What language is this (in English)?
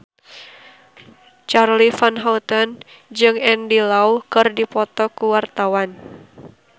Sundanese